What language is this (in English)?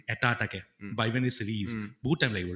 Assamese